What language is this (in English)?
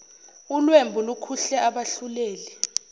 Zulu